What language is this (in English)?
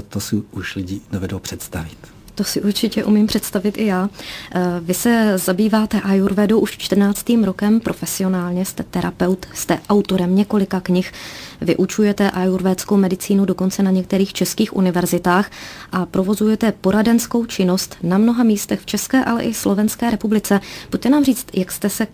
Czech